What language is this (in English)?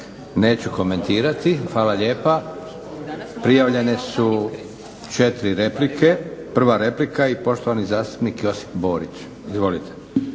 Croatian